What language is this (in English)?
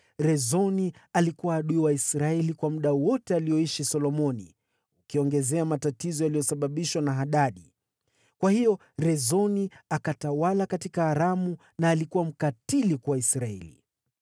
Swahili